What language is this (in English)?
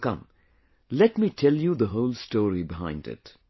English